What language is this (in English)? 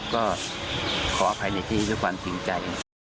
Thai